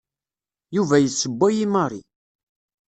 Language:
Kabyle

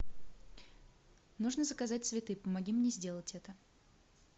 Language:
Russian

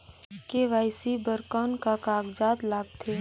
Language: Chhattisgarhi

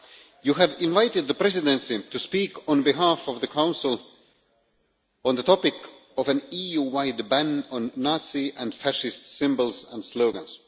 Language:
English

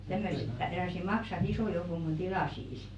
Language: Finnish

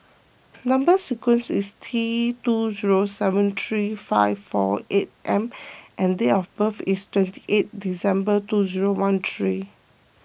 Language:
English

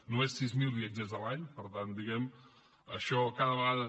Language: Catalan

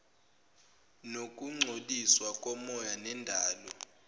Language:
Zulu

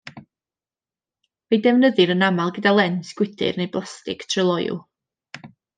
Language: Welsh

